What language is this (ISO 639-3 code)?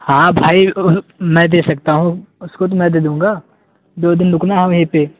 urd